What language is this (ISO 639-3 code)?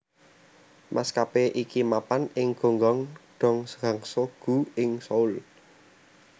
jav